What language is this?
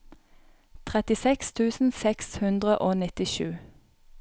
Norwegian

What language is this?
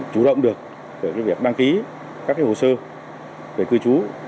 Vietnamese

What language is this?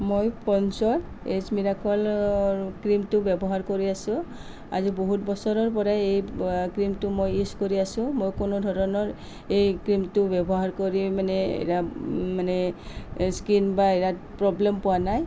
Assamese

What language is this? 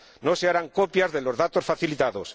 Spanish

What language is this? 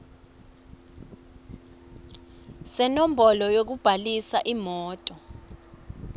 Swati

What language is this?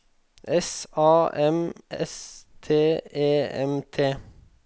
Norwegian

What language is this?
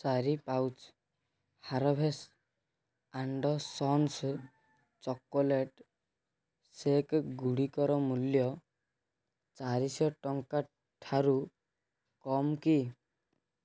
Odia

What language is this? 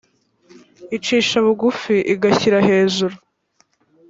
Kinyarwanda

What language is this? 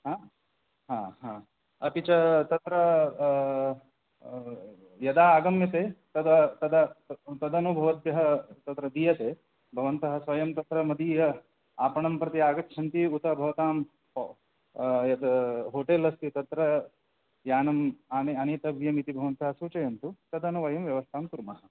Sanskrit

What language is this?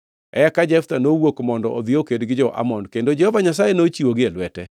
Luo (Kenya and Tanzania)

